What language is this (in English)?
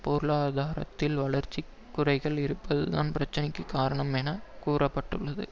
Tamil